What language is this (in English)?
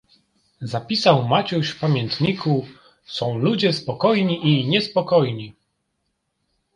Polish